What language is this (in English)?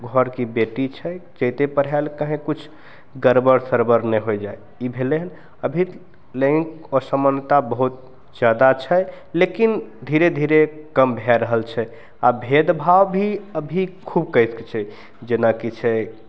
Maithili